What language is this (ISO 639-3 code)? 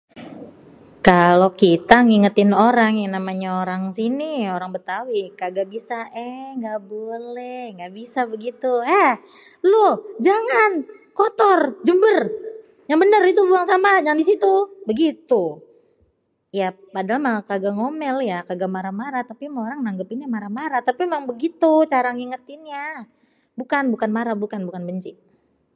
bew